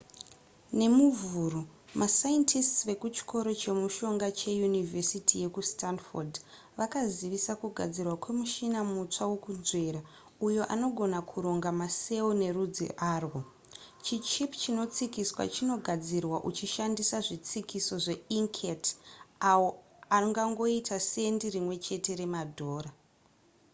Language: Shona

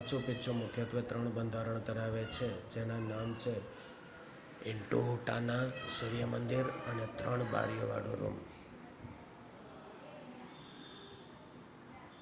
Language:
Gujarati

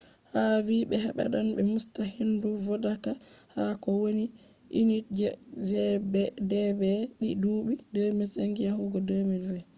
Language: Fula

